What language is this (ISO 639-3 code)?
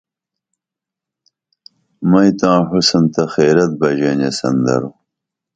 dml